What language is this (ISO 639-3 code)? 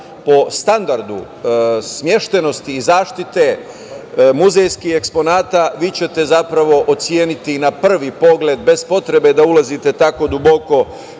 srp